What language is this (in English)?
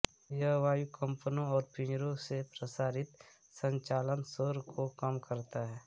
Hindi